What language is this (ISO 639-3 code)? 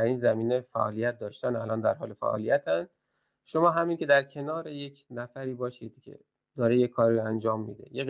fas